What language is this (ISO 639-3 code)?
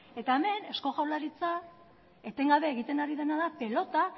eus